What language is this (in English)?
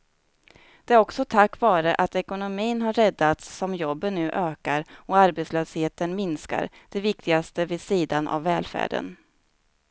Swedish